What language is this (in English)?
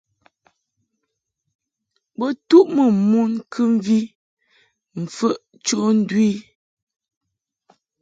Mungaka